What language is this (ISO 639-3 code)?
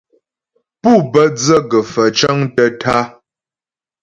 bbj